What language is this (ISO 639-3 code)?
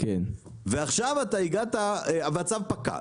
heb